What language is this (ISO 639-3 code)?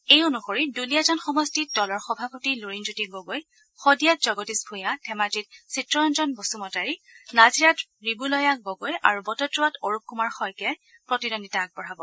asm